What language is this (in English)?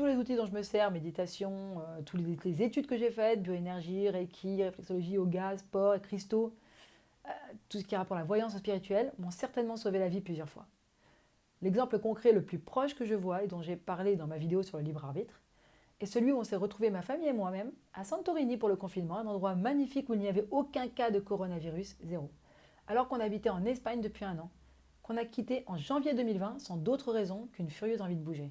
French